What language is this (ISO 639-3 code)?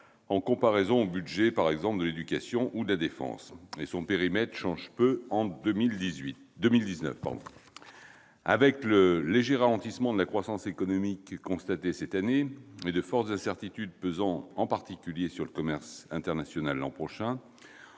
fra